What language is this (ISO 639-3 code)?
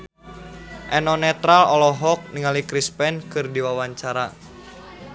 sun